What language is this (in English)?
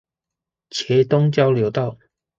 Chinese